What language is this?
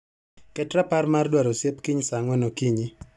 Luo (Kenya and Tanzania)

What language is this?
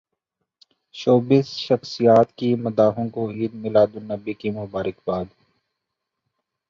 Urdu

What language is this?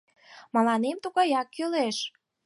Mari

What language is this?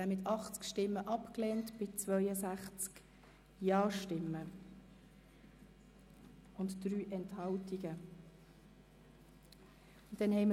Swiss German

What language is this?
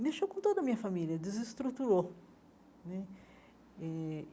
Portuguese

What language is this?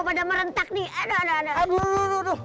Indonesian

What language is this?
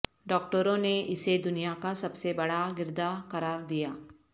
Urdu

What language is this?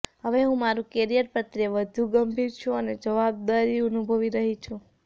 Gujarati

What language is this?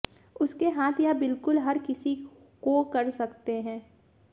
Hindi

